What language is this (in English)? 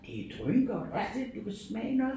Danish